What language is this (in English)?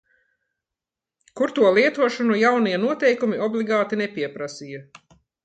Latvian